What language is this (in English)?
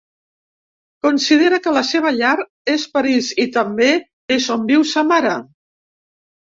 Catalan